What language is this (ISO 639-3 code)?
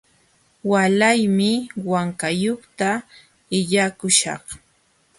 qxw